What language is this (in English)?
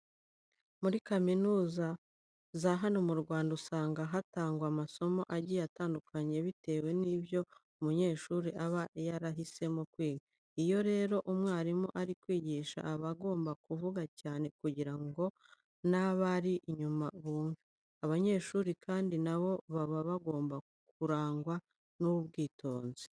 Kinyarwanda